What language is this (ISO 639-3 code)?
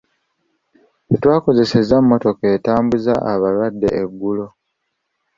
lug